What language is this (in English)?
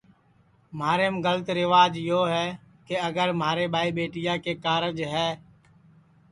Sansi